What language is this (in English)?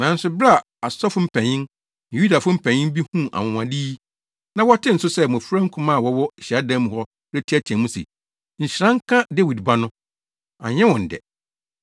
Akan